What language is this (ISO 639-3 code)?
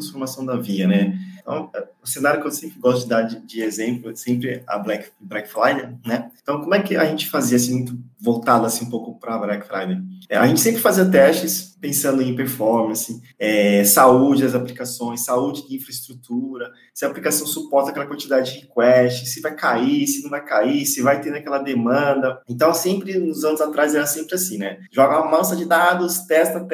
por